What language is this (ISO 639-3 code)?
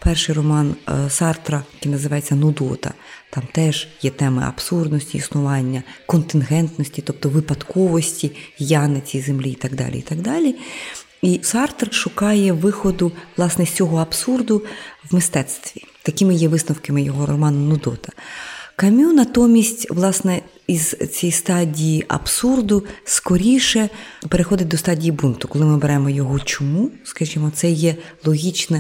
ukr